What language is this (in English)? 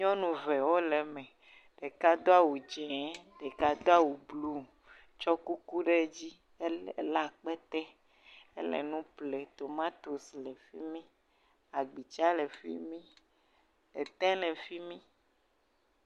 Ewe